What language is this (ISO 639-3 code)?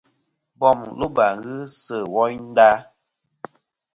bkm